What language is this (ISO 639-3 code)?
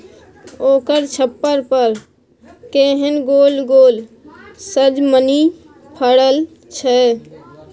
mai